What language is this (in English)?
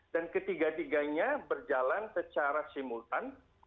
Indonesian